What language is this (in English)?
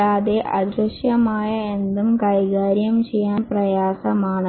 Malayalam